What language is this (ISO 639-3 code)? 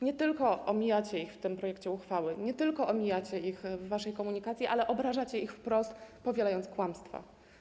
pol